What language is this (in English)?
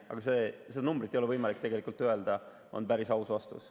Estonian